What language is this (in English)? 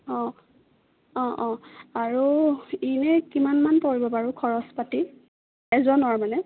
Assamese